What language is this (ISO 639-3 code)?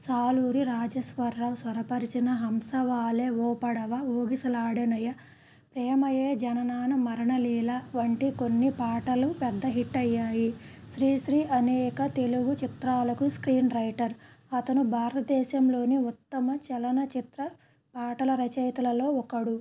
tel